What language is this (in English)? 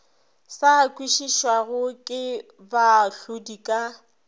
Northern Sotho